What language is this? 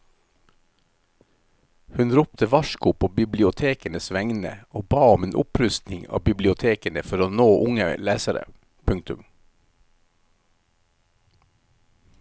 Norwegian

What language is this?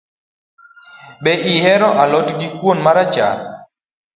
Luo (Kenya and Tanzania)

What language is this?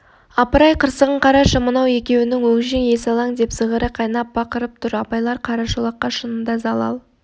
Kazakh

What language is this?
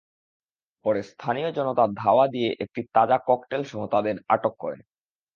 Bangla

